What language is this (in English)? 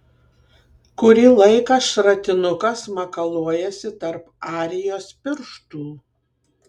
Lithuanian